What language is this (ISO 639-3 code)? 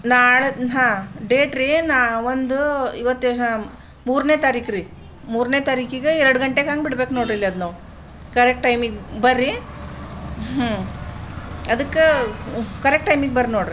kan